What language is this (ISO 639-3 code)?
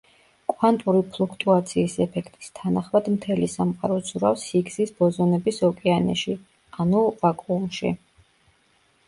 kat